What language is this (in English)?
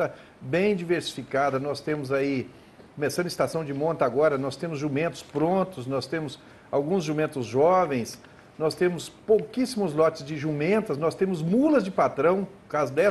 Portuguese